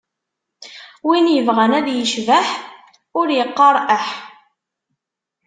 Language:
Kabyle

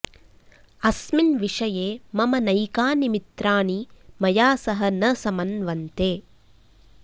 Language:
Sanskrit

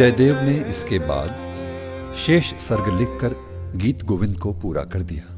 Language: Hindi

